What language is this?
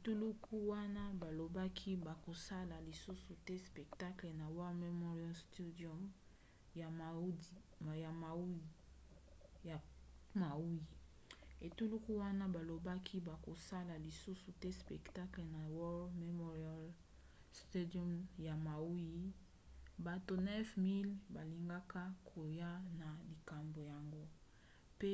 Lingala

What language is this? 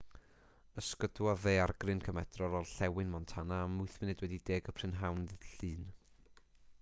Welsh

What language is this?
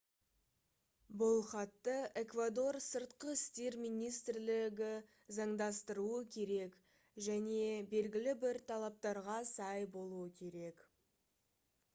Kazakh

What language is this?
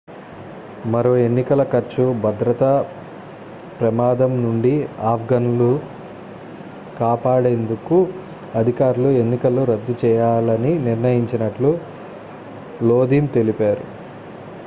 Telugu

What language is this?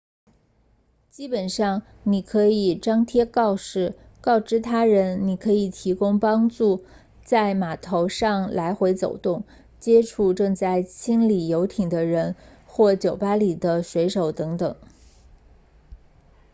Chinese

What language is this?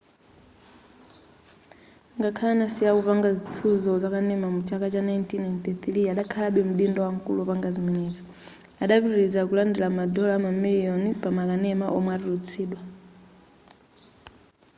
Nyanja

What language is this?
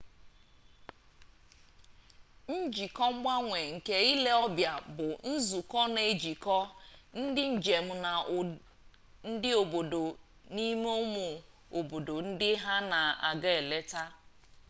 Igbo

